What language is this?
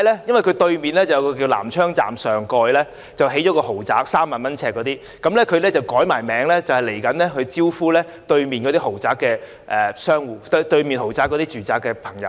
Cantonese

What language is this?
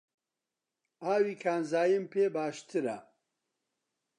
Central Kurdish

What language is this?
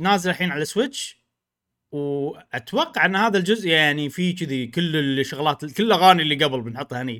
Arabic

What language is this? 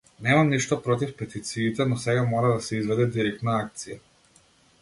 Macedonian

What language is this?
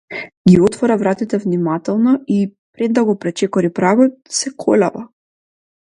Macedonian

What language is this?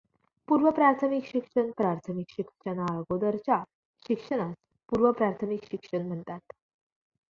Marathi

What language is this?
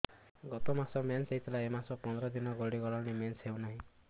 Odia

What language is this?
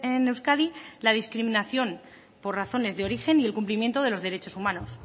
Spanish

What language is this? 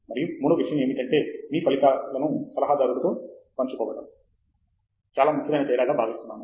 Telugu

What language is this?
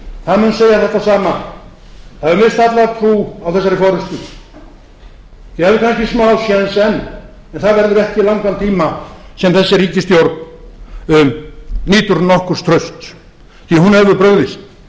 Icelandic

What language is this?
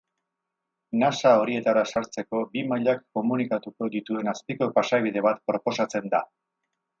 Basque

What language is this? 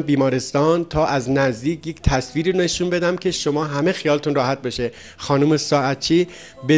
Persian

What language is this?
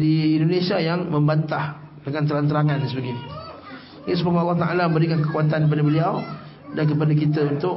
Malay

